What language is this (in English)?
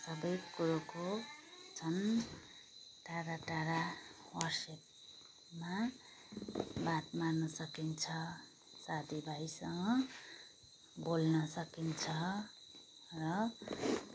Nepali